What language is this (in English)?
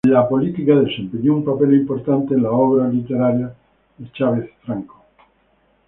Spanish